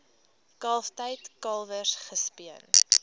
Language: Afrikaans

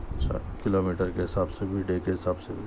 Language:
Urdu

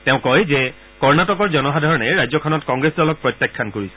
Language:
Assamese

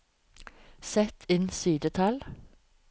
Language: Norwegian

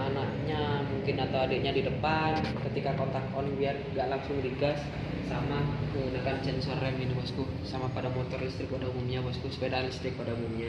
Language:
Indonesian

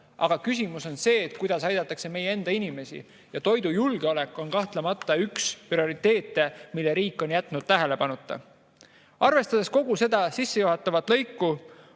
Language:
Estonian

